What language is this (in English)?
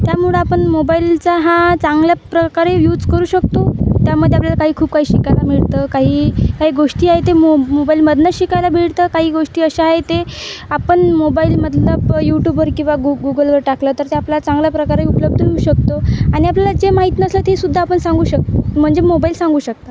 Marathi